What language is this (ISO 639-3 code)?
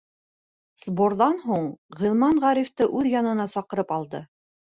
bak